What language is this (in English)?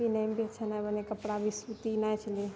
Maithili